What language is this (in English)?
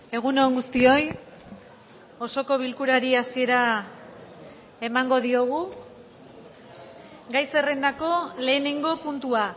Basque